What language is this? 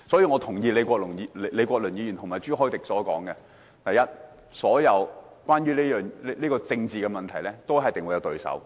Cantonese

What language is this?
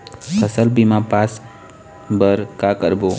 Chhattisgarhi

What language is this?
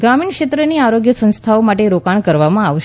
Gujarati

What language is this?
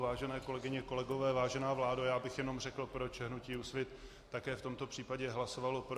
Czech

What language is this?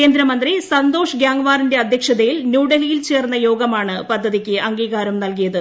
Malayalam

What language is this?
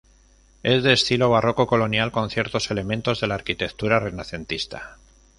Spanish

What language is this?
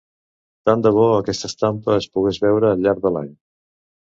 Catalan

